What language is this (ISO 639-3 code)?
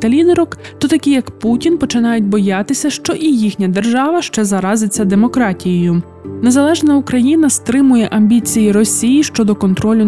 ukr